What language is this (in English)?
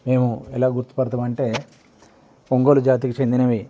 Telugu